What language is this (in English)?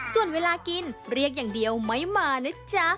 Thai